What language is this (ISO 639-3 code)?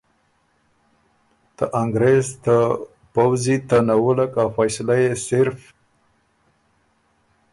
oru